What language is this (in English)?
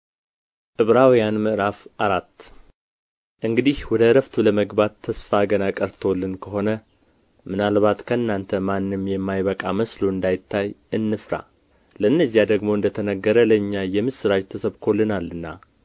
Amharic